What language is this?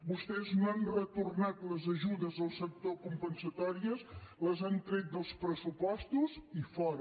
Catalan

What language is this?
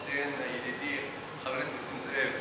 Hebrew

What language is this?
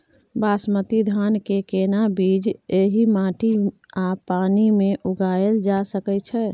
Maithili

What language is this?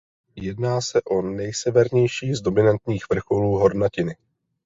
Czech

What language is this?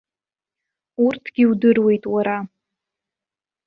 Abkhazian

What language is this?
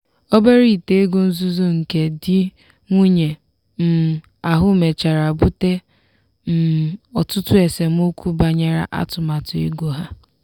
Igbo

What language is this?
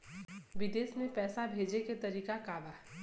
Bhojpuri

